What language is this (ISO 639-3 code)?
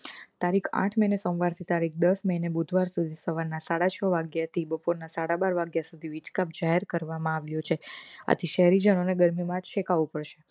guj